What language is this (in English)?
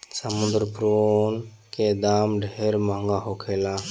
Bhojpuri